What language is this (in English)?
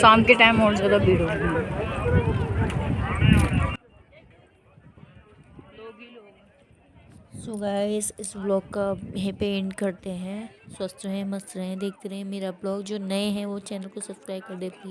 Hindi